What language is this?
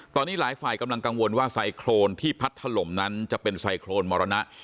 Thai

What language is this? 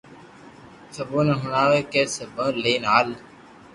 Loarki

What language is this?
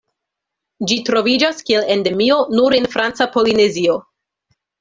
Esperanto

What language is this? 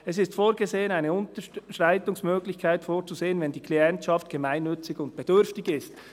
Swiss German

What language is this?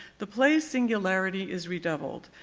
English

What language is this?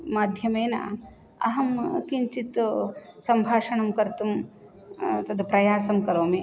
Sanskrit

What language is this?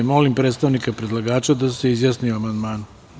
Serbian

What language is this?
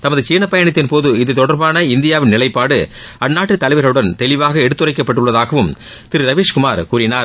Tamil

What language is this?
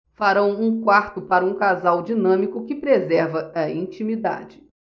Portuguese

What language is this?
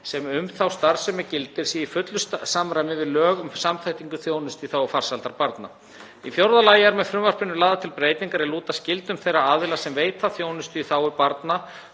Icelandic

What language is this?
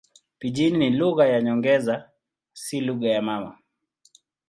Swahili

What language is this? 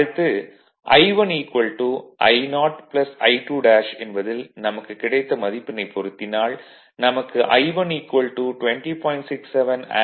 Tamil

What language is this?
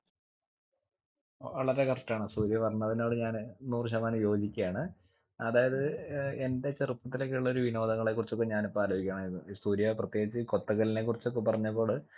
Malayalam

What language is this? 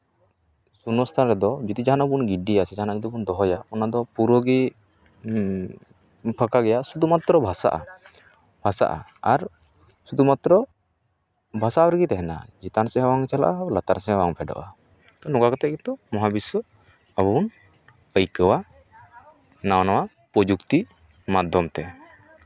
Santali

